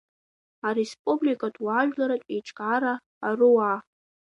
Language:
Abkhazian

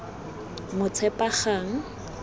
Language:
Tswana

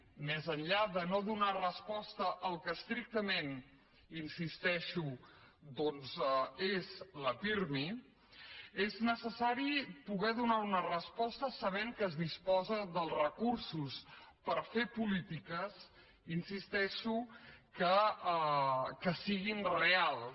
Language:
Catalan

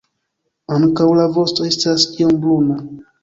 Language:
Esperanto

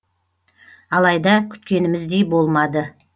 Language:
Kazakh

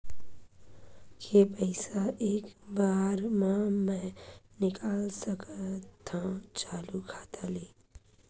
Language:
Chhattisgarhi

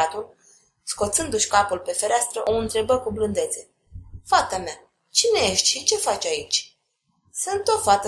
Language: Romanian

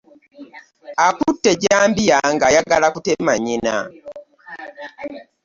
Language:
Ganda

